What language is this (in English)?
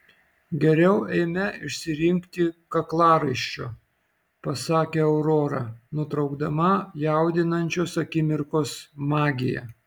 Lithuanian